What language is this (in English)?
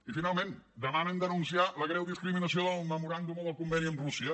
Catalan